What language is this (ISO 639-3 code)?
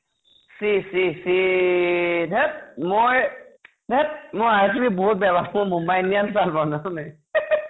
asm